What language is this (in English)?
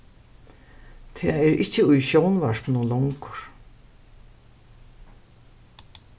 Faroese